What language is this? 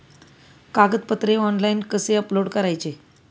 Marathi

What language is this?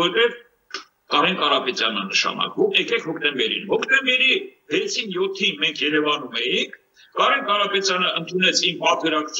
Romanian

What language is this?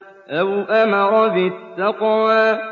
Arabic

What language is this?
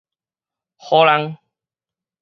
Min Nan Chinese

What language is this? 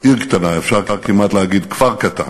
Hebrew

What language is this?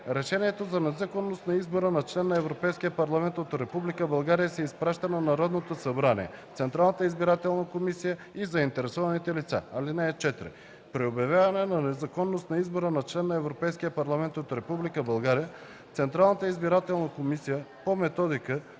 Bulgarian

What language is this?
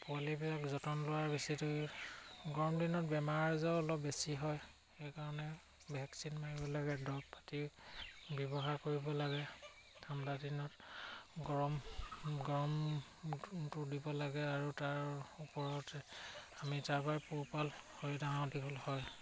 Assamese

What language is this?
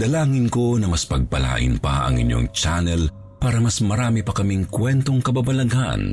Filipino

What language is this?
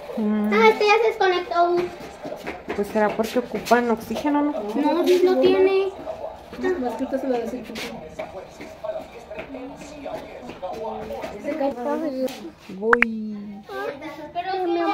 Spanish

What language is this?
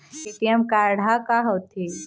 Chhattisgarhi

